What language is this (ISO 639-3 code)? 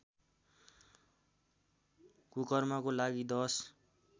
nep